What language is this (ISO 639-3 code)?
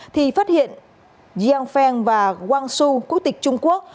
vie